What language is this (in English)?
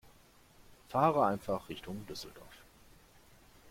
German